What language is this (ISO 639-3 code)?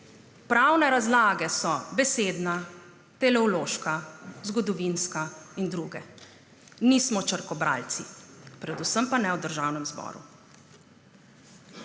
slv